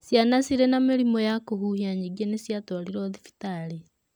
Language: Kikuyu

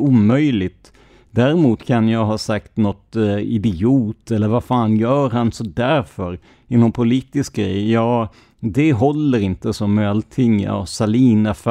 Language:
Swedish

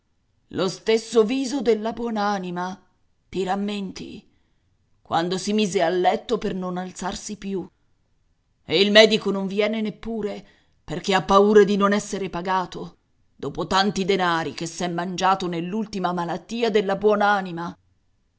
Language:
Italian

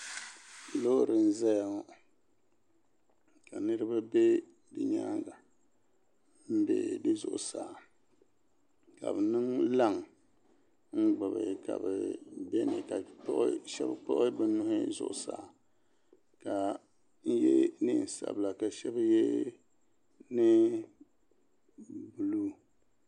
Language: Dagbani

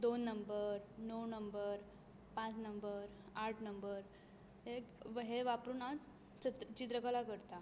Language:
Konkani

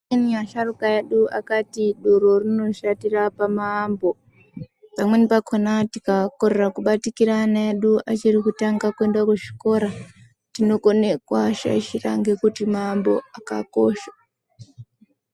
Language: Ndau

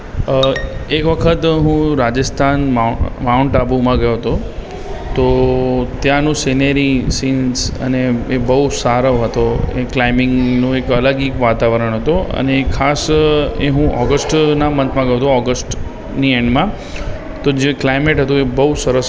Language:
Gujarati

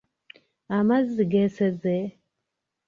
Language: Ganda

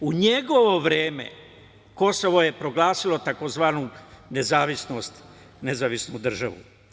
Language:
Serbian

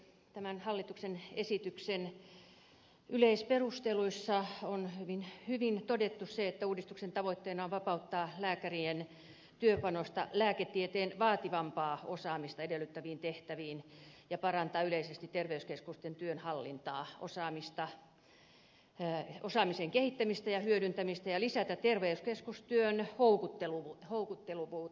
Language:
Finnish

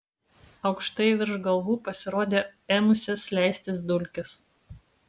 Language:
Lithuanian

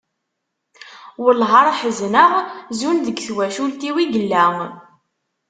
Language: Kabyle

